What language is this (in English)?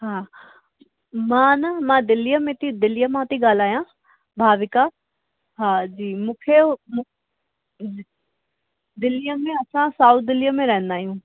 Sindhi